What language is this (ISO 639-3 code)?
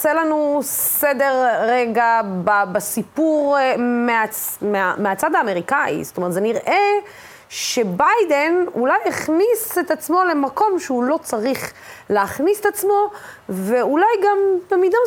heb